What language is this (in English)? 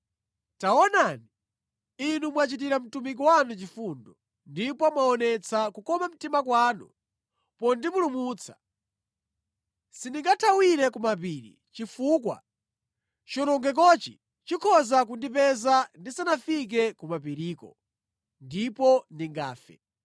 Nyanja